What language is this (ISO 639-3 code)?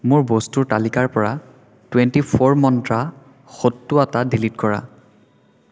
asm